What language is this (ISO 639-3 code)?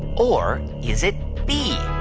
eng